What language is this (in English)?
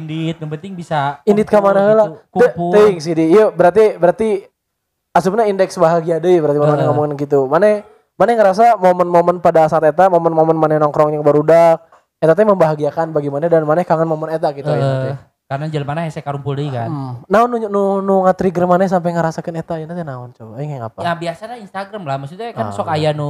Indonesian